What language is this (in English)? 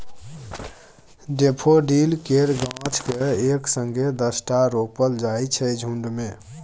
Maithili